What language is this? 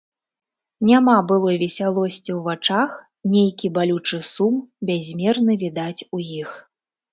Belarusian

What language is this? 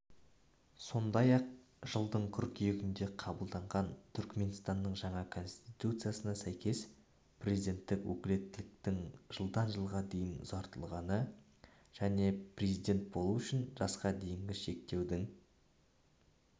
Kazakh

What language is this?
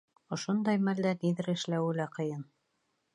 Bashkir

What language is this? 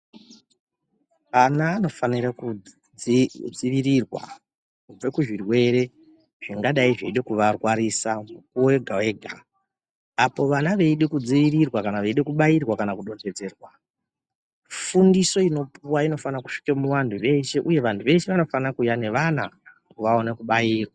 Ndau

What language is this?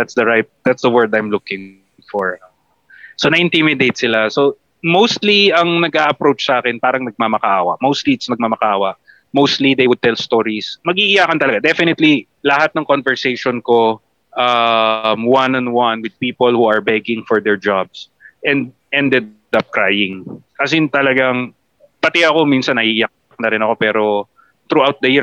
Filipino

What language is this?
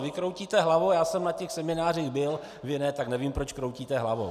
Czech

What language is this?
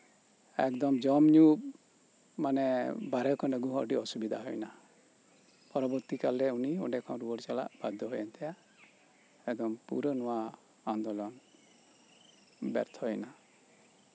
Santali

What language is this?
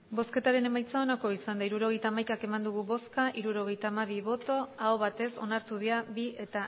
Basque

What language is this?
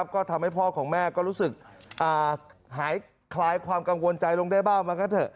Thai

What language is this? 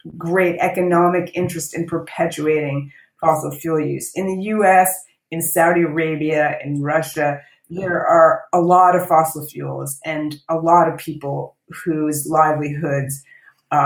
English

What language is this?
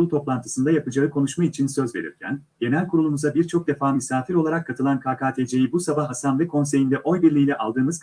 Turkish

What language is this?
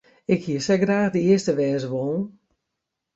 Western Frisian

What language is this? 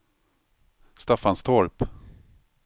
Swedish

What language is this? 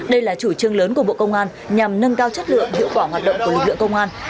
Vietnamese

